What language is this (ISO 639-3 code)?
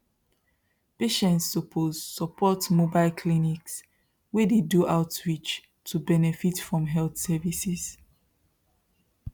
pcm